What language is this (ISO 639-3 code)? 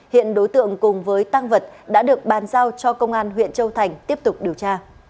vie